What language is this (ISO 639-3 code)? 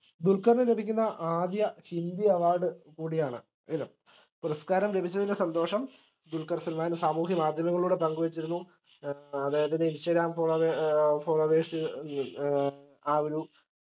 mal